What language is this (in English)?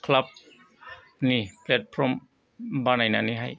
Bodo